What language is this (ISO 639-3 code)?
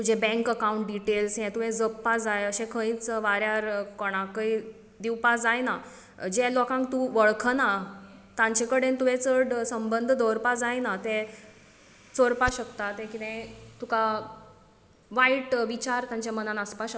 kok